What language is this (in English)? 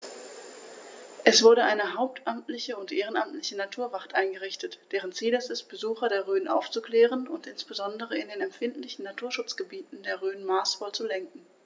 German